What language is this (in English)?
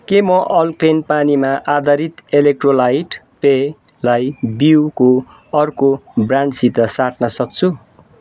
Nepali